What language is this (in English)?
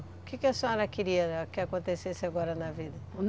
Portuguese